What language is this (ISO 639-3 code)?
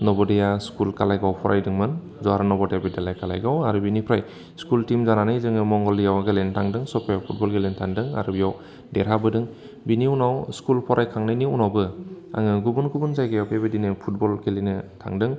brx